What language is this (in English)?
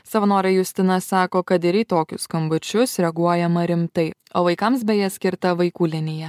Lithuanian